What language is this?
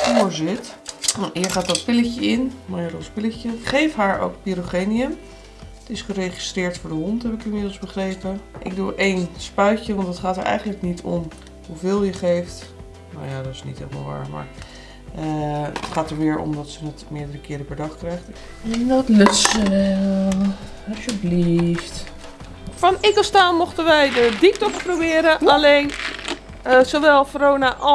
Dutch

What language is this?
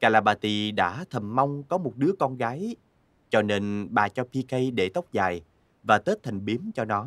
Vietnamese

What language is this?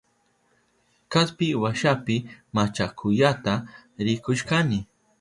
Southern Pastaza Quechua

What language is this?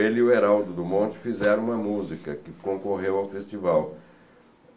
Portuguese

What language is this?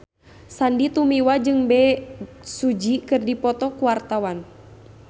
Sundanese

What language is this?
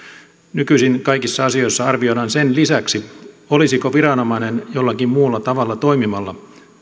Finnish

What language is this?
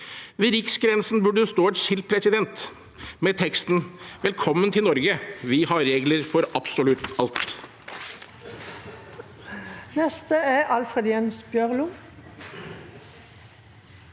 Norwegian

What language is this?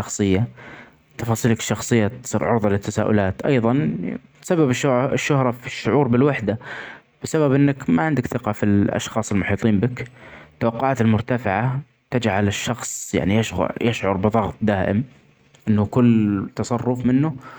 Omani Arabic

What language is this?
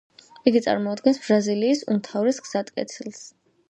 Georgian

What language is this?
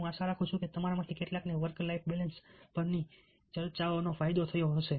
Gujarati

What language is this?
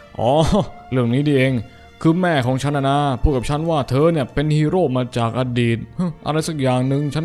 Thai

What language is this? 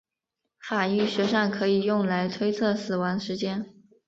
Chinese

